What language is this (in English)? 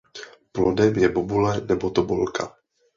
Czech